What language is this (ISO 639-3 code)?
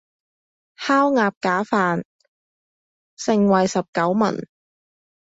yue